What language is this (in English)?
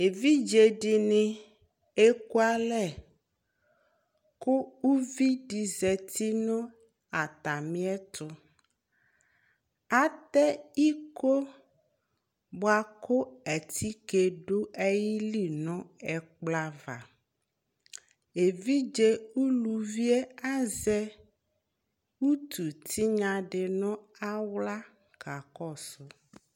Ikposo